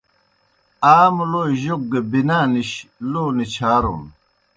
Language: Kohistani Shina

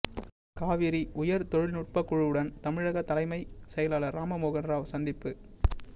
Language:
Tamil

